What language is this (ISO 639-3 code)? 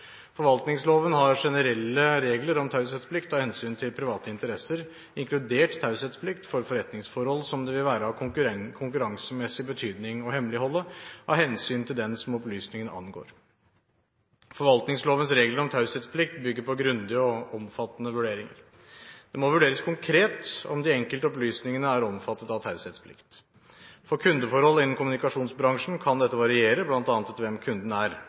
nob